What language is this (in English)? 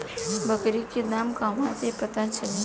Bhojpuri